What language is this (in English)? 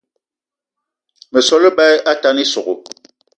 Eton (Cameroon)